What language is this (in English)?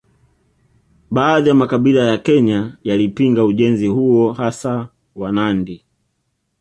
Swahili